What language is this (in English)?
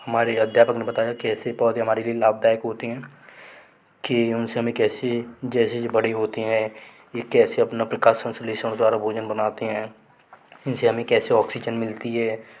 Hindi